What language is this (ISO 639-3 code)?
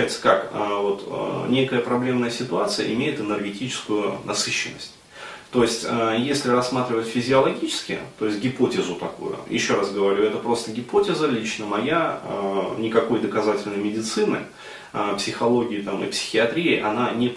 rus